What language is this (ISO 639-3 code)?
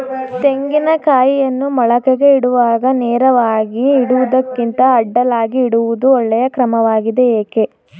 kan